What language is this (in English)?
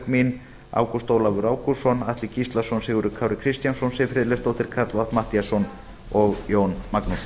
Icelandic